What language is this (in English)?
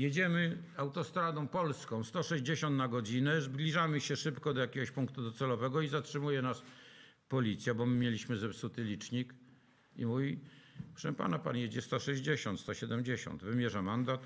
Polish